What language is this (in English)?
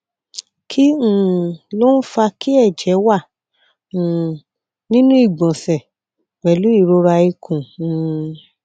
Yoruba